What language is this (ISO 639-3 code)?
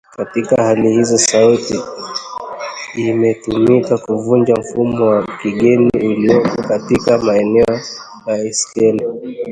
swa